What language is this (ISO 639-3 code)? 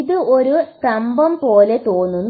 mal